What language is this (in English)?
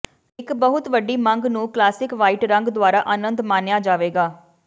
Punjabi